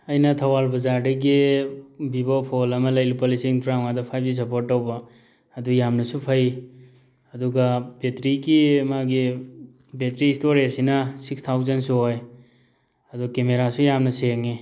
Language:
Manipuri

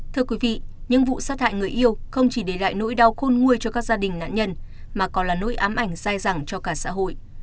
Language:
Vietnamese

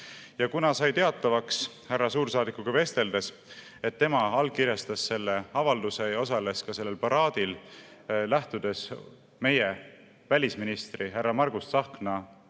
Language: Estonian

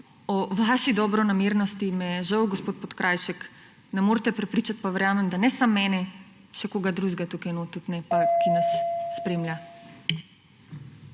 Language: Slovenian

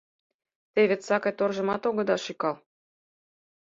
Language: Mari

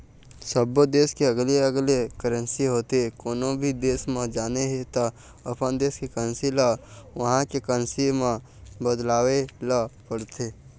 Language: Chhattisgarhi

